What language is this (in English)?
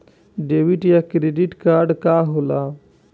Bhojpuri